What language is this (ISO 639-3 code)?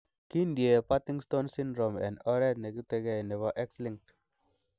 kln